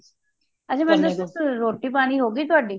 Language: Punjabi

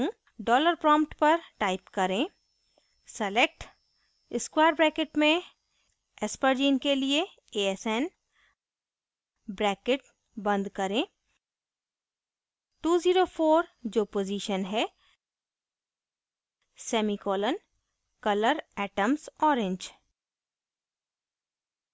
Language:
Hindi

